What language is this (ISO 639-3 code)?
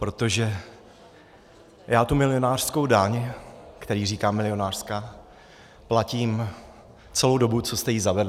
ces